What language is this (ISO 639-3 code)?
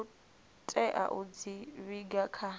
ven